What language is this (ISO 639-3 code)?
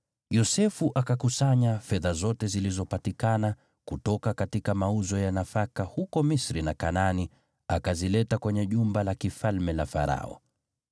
swa